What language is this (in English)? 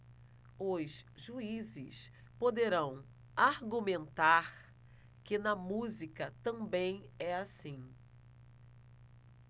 Portuguese